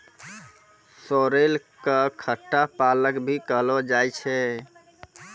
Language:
Maithili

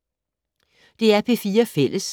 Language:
Danish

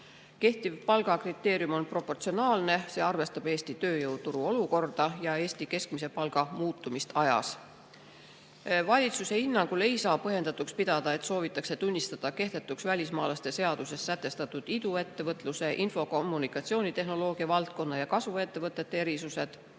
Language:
Estonian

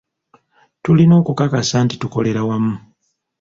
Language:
Ganda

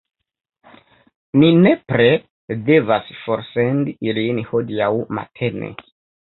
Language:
Esperanto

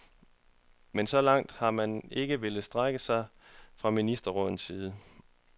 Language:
Danish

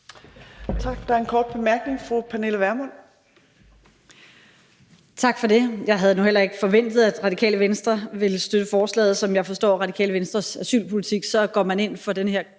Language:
Danish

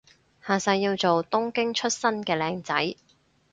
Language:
Cantonese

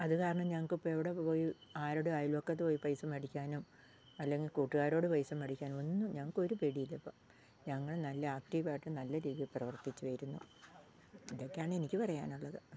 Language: Malayalam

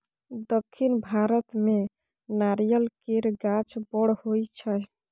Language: Maithili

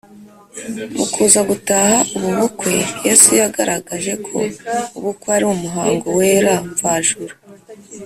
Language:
Kinyarwanda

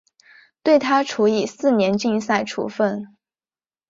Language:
Chinese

